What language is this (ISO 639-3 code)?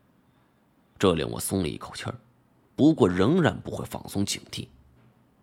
zho